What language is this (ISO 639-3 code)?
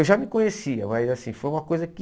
por